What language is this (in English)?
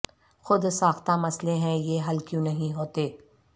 Urdu